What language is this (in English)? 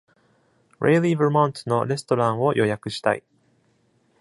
Japanese